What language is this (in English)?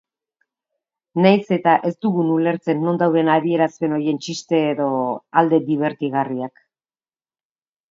Basque